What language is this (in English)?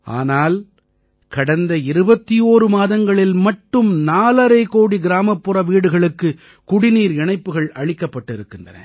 Tamil